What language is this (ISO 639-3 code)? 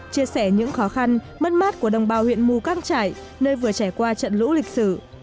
vie